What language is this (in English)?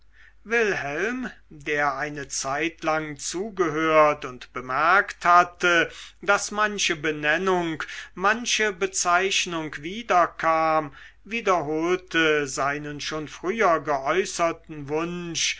German